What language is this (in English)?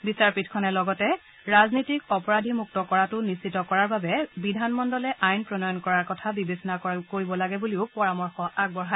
Assamese